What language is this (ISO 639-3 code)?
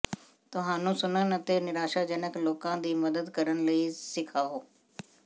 pan